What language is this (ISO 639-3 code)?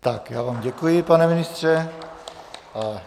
ces